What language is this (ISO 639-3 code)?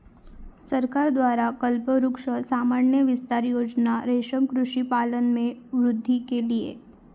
mar